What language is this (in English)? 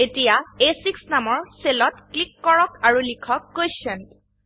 Assamese